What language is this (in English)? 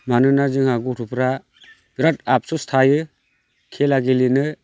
Bodo